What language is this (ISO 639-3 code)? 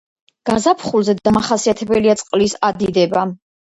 kat